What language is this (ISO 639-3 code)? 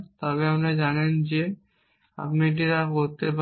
ben